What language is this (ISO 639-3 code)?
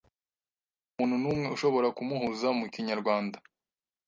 kin